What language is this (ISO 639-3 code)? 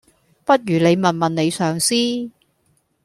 yue